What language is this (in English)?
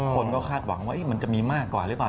Thai